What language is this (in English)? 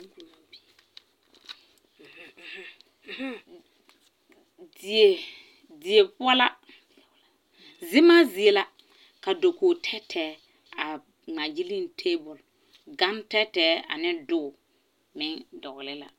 Southern Dagaare